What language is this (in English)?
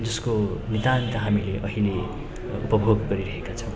Nepali